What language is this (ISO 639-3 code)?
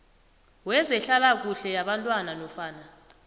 nbl